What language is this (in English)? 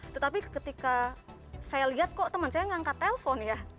Indonesian